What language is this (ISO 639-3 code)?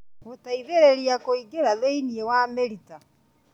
kik